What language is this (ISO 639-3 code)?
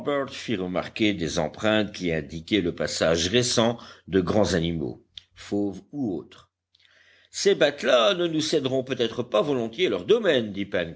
fra